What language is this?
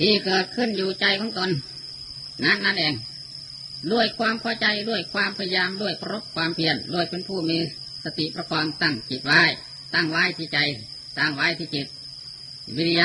Thai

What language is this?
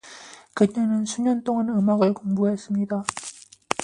Korean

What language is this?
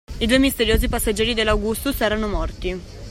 Italian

